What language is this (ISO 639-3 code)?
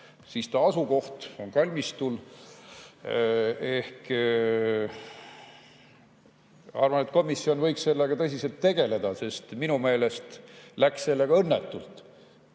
est